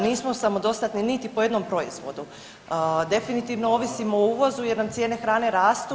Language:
Croatian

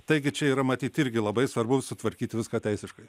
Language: Lithuanian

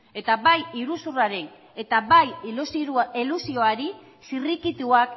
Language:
Basque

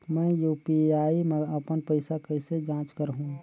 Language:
Chhattisgarhi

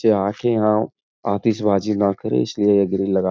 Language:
Hindi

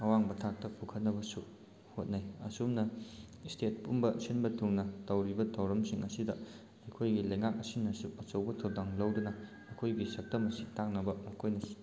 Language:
Manipuri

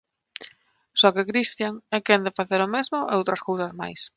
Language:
Galician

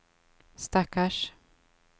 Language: Swedish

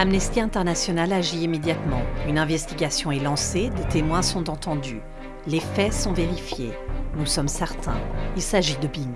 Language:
French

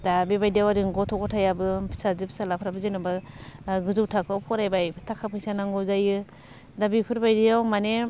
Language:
Bodo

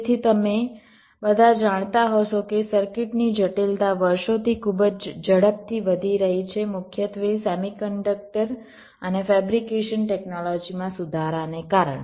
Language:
Gujarati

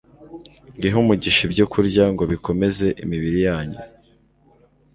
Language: Kinyarwanda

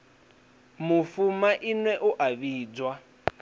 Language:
Venda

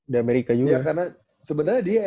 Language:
Indonesian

